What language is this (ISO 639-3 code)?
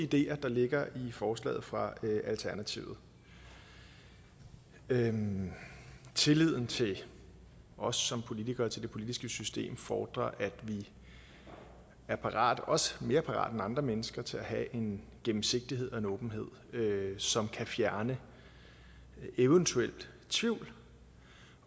dan